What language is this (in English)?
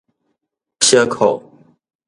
Min Nan Chinese